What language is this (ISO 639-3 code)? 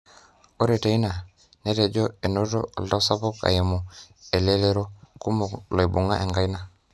mas